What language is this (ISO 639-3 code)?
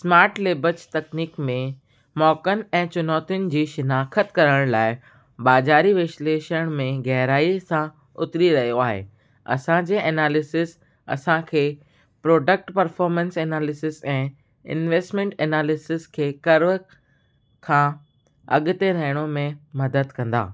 snd